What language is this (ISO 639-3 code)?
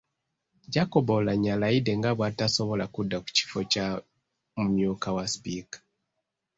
lug